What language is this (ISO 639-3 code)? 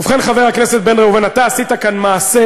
heb